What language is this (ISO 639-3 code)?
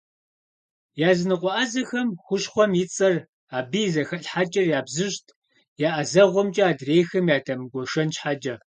kbd